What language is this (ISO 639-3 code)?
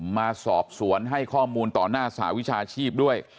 tha